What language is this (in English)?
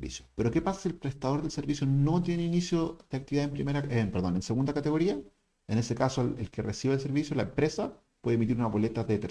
Spanish